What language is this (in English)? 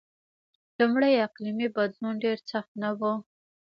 Pashto